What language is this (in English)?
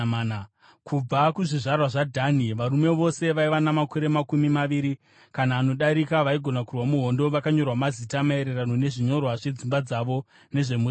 Shona